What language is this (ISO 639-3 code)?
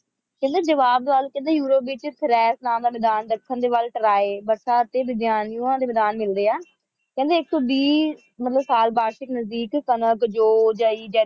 pan